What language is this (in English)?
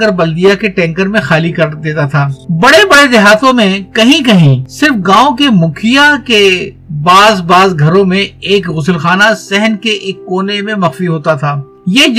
Urdu